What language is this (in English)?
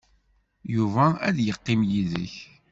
Kabyle